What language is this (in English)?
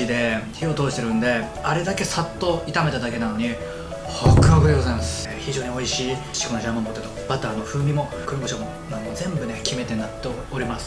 Japanese